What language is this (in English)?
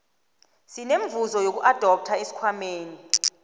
South Ndebele